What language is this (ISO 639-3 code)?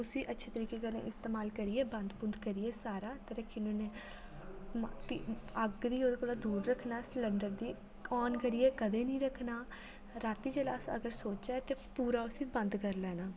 doi